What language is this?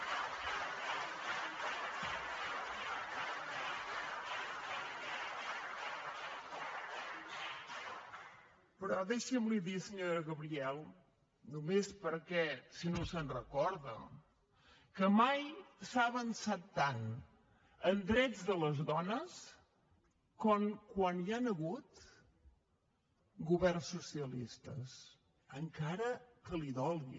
Catalan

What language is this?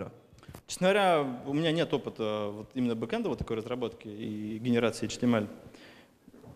Russian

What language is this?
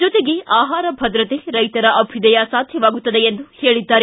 Kannada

